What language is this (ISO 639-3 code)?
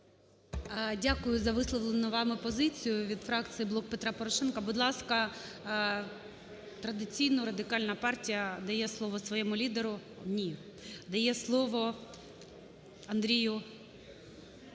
ukr